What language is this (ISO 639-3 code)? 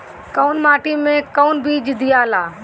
bho